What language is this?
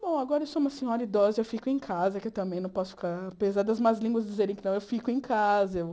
Portuguese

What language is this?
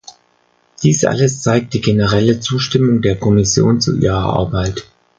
German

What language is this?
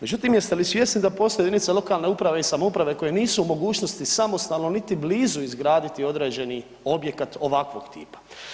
Croatian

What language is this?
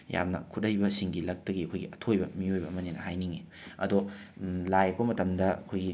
Manipuri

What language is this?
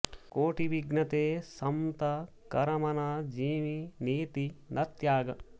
Sanskrit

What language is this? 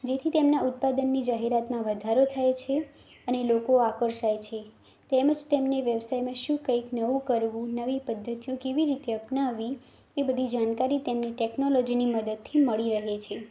Gujarati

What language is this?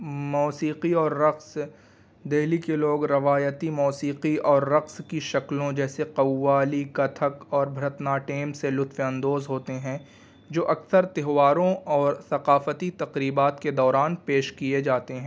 Urdu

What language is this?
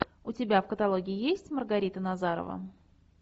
Russian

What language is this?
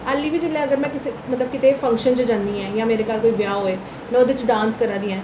Dogri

